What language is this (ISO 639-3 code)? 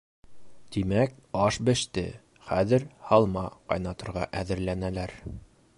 bak